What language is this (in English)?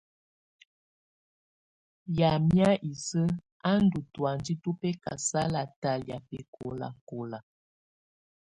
Tunen